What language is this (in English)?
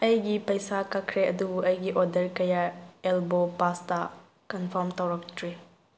Manipuri